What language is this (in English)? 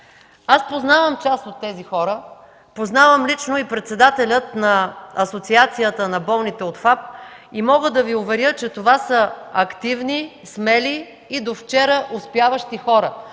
Bulgarian